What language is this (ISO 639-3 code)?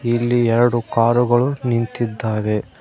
kan